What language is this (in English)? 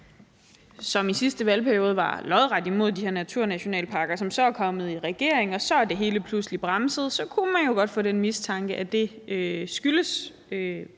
Danish